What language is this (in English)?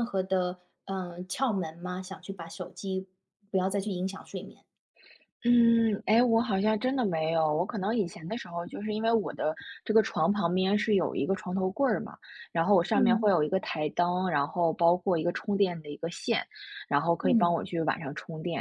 Chinese